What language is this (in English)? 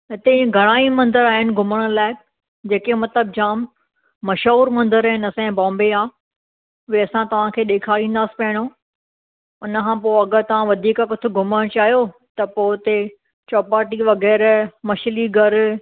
Sindhi